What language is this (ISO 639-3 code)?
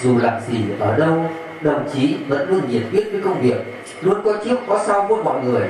vie